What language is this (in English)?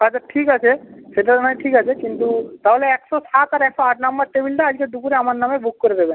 Bangla